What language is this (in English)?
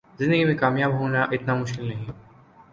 Urdu